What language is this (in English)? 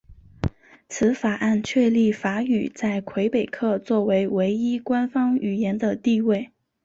Chinese